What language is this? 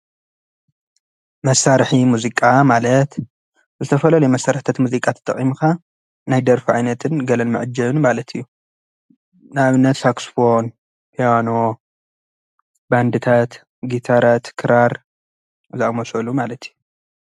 Tigrinya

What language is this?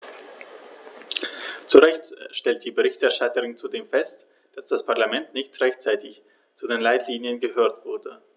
German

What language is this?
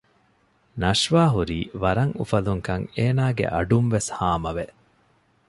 Divehi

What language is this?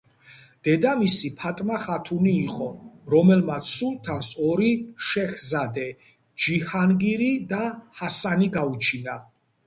Georgian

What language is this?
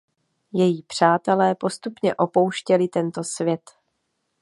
Czech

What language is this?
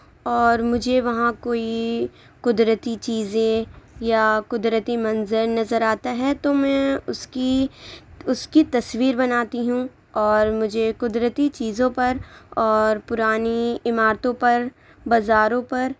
Urdu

